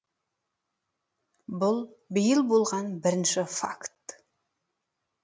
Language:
Kazakh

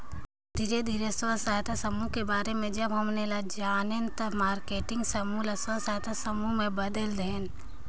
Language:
Chhattisgarhi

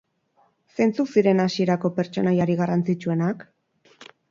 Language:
Basque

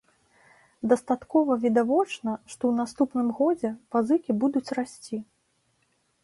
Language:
Belarusian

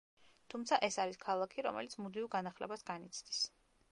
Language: Georgian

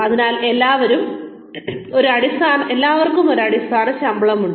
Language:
Malayalam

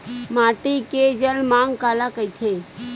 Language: Chhattisgarhi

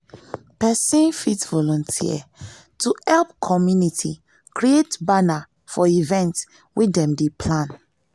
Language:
Nigerian Pidgin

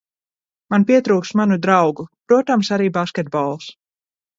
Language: Latvian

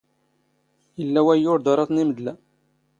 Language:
Standard Moroccan Tamazight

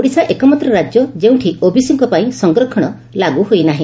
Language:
Odia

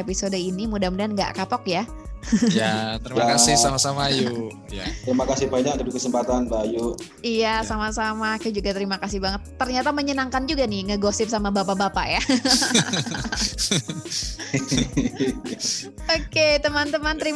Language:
Indonesian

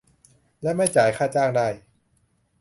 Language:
Thai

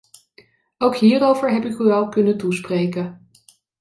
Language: Dutch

